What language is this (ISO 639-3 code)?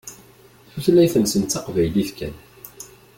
kab